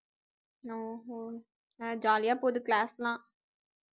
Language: Tamil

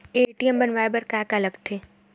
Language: Chhattisgarhi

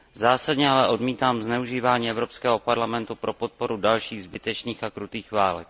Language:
Czech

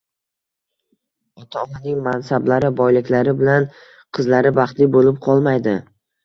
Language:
Uzbek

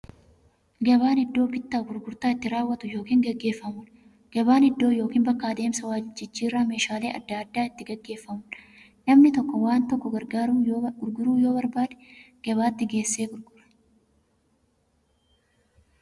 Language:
Oromo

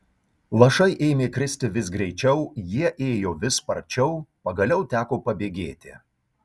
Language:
Lithuanian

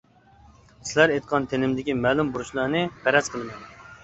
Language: Uyghur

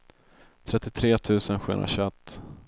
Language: Swedish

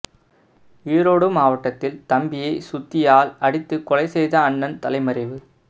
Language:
Tamil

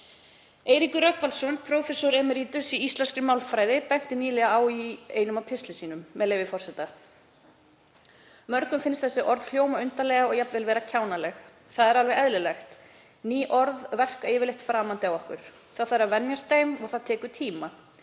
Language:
Icelandic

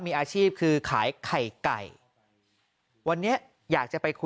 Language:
Thai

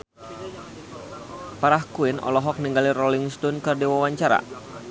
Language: Sundanese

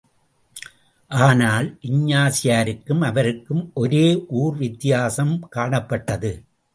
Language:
Tamil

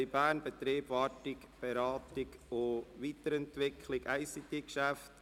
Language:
Swiss German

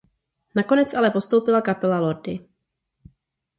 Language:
Czech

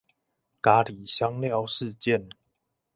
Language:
Chinese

